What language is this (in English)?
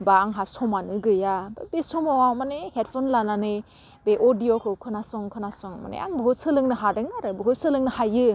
Bodo